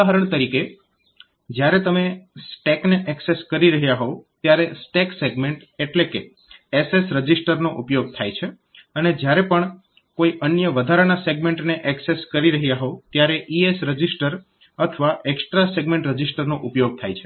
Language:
Gujarati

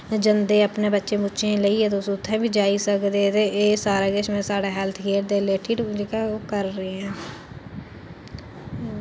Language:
Dogri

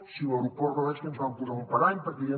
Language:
Catalan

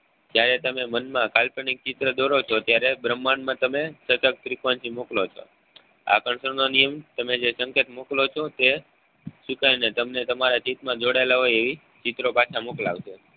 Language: Gujarati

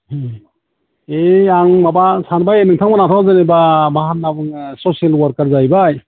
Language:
Bodo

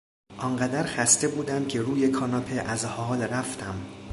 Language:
Persian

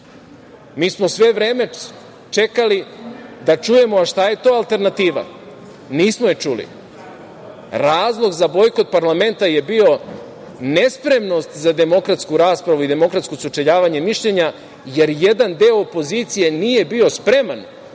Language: Serbian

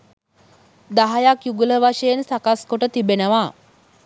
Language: Sinhala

